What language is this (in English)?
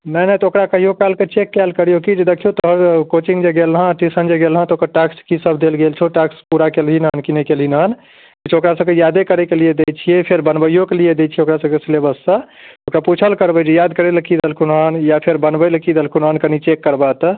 Maithili